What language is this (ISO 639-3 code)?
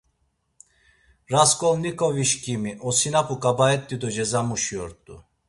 lzz